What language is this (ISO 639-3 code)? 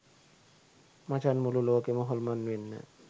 sin